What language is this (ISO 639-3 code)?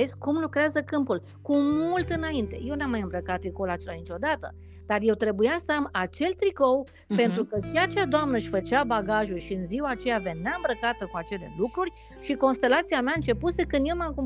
ron